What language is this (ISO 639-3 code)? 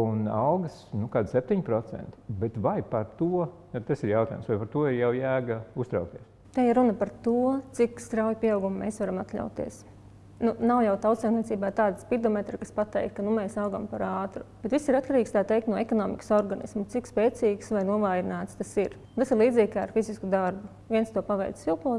eng